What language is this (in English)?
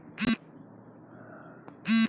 Bhojpuri